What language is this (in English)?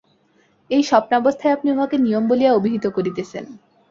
Bangla